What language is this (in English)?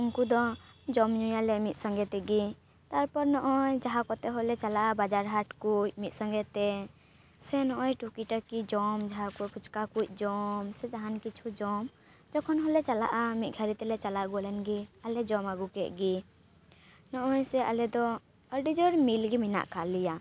Santali